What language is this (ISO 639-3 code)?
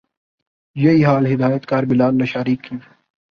urd